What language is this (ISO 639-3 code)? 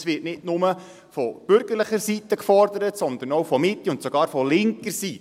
gsw